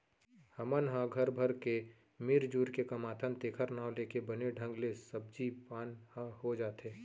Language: Chhattisgarhi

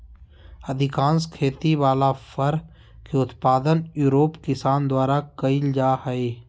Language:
Magahi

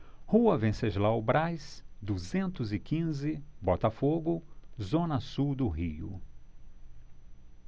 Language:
Portuguese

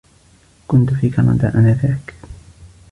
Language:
Arabic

